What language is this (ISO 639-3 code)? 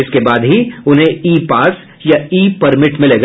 hin